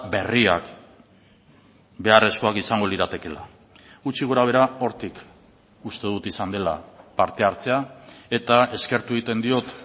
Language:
Basque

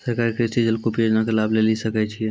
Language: Maithili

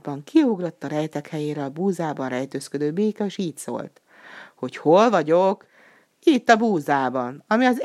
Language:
Hungarian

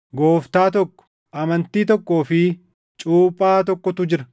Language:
Oromo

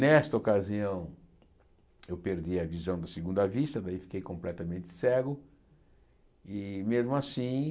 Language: Portuguese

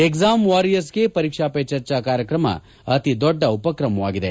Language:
Kannada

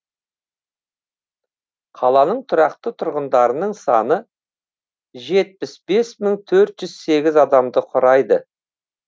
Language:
Kazakh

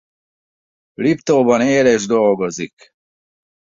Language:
Hungarian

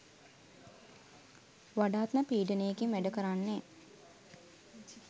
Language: Sinhala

